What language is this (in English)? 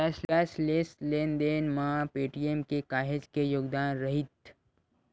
Chhattisgarhi